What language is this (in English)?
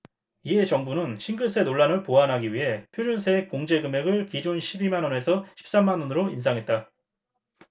Korean